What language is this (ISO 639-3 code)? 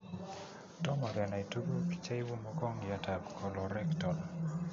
kln